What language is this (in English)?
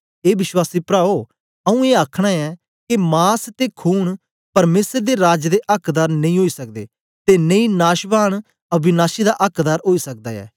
Dogri